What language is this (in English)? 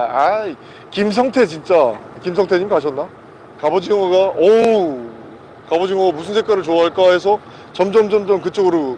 Korean